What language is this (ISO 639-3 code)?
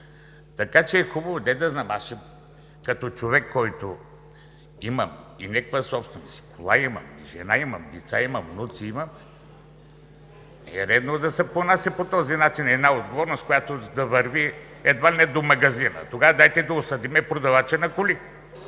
bul